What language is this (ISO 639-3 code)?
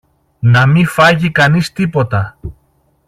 ell